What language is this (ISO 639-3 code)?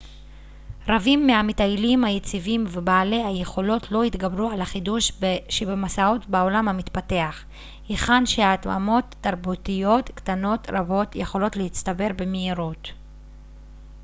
heb